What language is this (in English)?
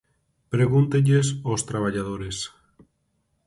Galician